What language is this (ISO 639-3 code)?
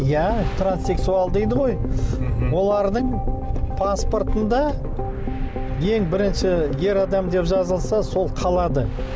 kaz